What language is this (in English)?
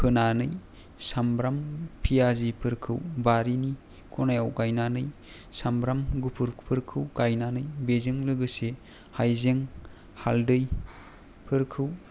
Bodo